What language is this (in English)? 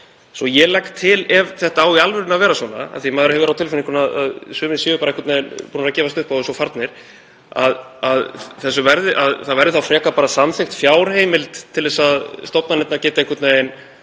Icelandic